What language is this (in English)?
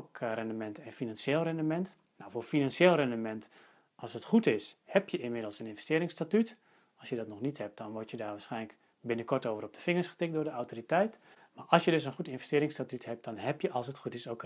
Dutch